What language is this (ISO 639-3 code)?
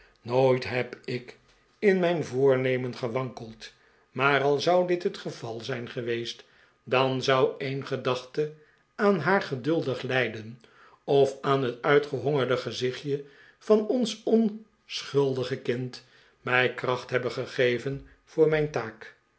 nld